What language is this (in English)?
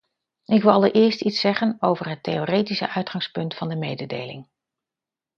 Dutch